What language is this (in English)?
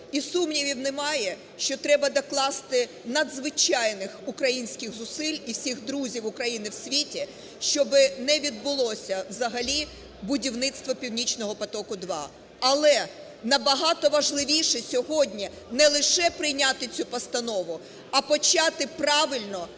Ukrainian